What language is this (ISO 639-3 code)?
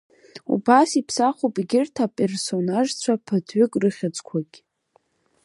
abk